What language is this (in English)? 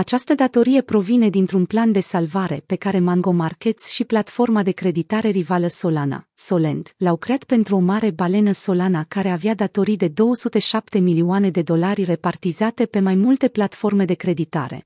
Romanian